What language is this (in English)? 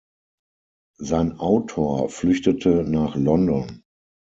German